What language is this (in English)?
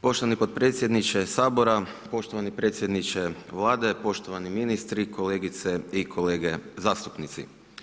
Croatian